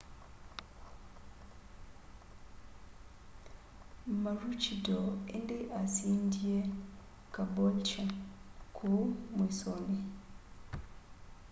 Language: Kamba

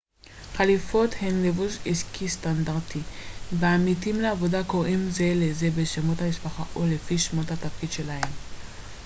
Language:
Hebrew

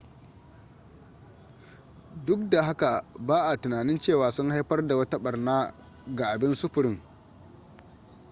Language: Hausa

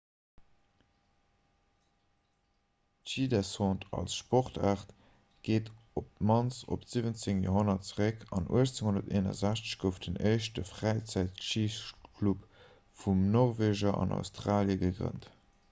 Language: Luxembourgish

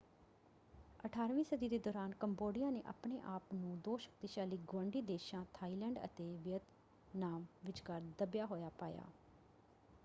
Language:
Punjabi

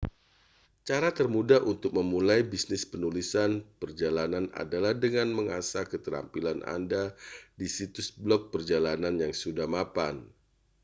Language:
Indonesian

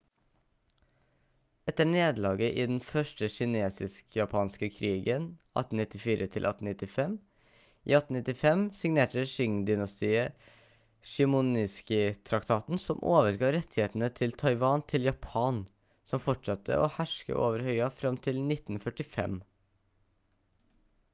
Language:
Norwegian Bokmål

